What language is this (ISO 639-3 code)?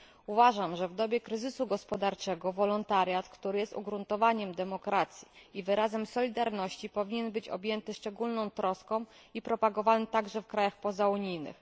pol